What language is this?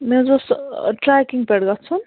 Kashmiri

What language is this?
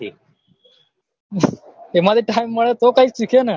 Gujarati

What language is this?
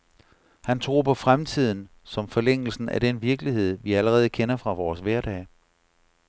Danish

